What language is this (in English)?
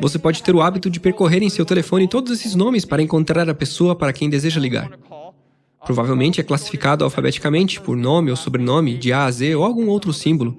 Portuguese